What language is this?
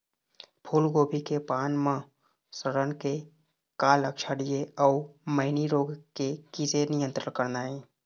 Chhattisgarhi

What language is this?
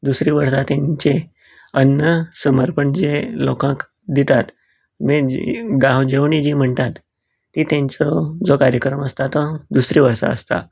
Konkani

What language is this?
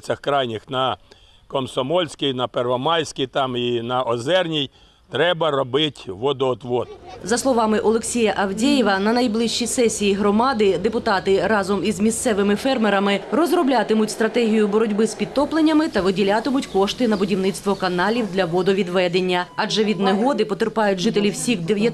Ukrainian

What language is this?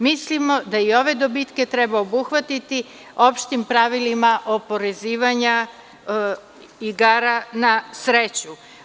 Serbian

